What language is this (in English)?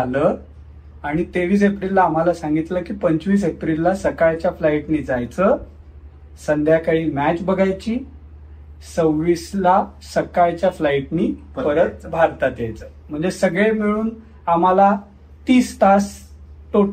Marathi